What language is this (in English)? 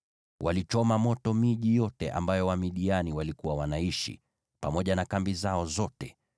Swahili